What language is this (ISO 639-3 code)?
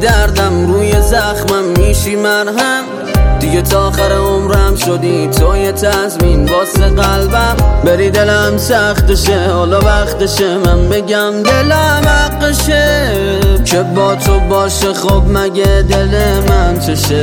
fas